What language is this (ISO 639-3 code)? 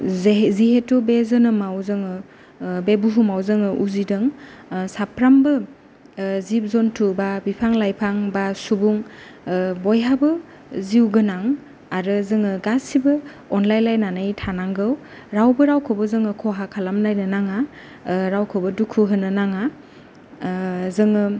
brx